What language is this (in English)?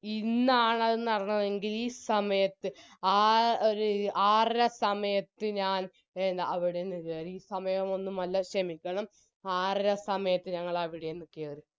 Malayalam